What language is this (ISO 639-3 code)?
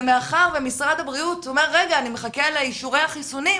heb